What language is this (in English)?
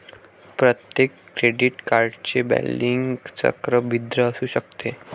Marathi